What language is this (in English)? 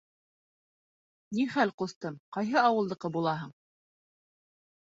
Bashkir